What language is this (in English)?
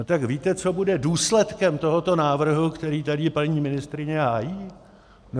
Czech